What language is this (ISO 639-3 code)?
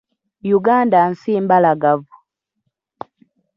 lug